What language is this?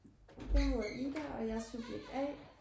Danish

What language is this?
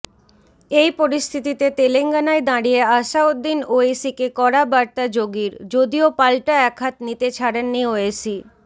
Bangla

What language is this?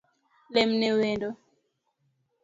Luo (Kenya and Tanzania)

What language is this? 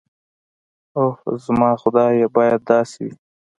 Pashto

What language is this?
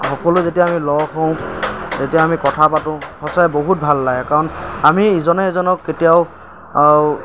Assamese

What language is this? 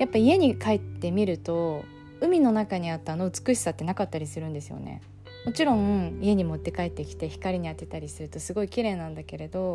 Japanese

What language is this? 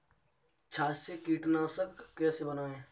Hindi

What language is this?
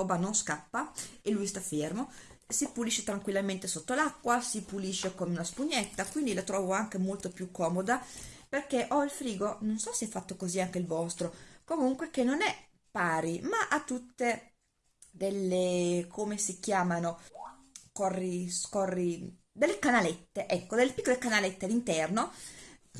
Italian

